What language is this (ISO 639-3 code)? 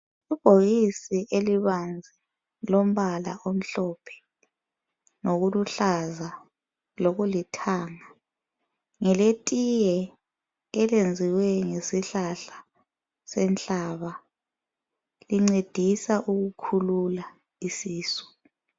nde